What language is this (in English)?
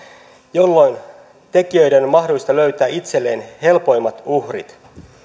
Finnish